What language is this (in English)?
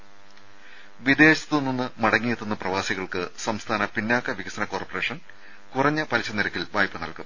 Malayalam